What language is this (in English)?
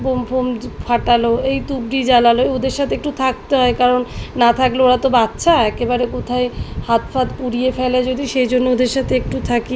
Bangla